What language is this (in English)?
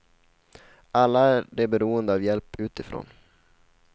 Swedish